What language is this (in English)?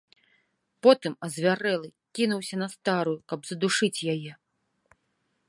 Belarusian